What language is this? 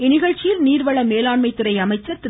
Tamil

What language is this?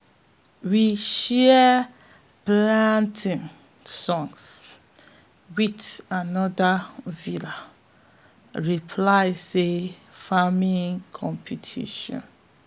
Nigerian Pidgin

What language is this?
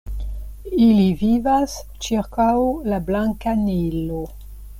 Esperanto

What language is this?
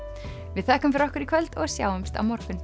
Icelandic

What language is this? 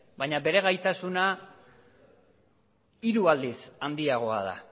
Basque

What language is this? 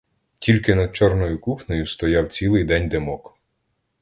Ukrainian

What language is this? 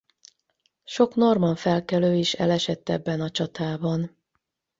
Hungarian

